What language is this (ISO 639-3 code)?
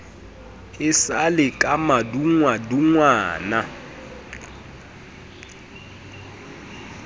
sot